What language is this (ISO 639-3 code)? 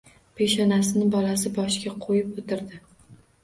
uzb